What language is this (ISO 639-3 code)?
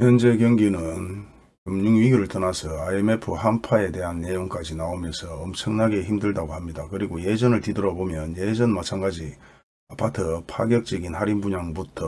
kor